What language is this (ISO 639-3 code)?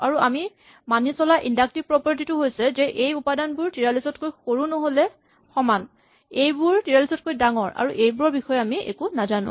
asm